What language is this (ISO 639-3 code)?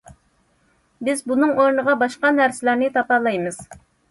uig